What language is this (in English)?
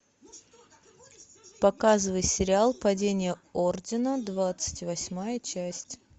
Russian